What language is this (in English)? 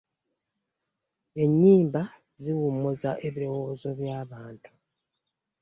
Ganda